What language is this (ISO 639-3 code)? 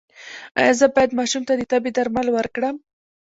pus